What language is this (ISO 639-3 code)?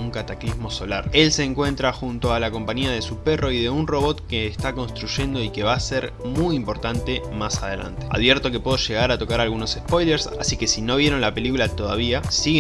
spa